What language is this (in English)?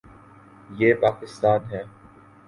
Urdu